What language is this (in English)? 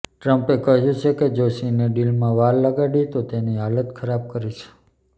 Gujarati